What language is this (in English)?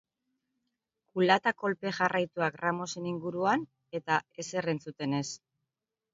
Basque